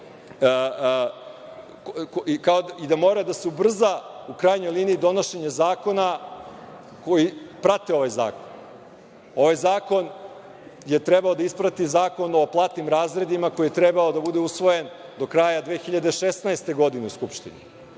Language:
Serbian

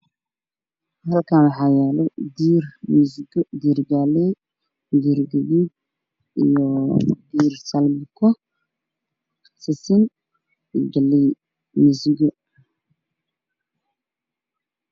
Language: Somali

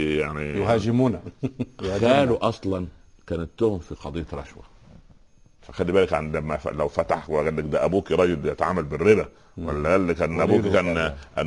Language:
Arabic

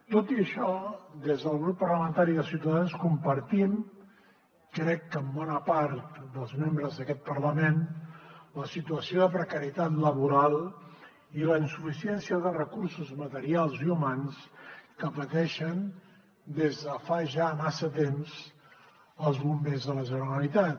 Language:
Catalan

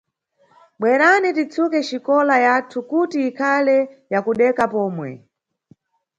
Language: Nyungwe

